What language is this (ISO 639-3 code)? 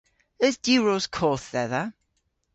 cor